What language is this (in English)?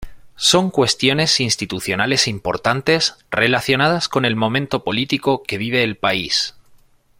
Spanish